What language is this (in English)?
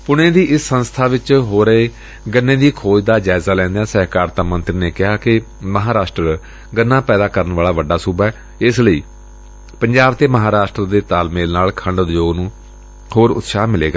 Punjabi